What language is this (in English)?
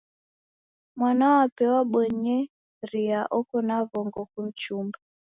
Taita